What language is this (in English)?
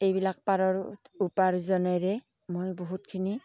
Assamese